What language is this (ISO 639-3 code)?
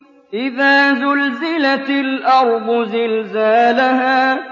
ara